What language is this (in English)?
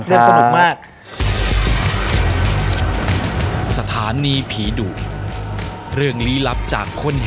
Thai